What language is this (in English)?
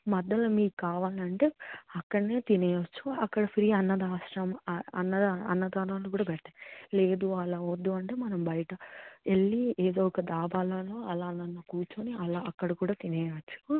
Telugu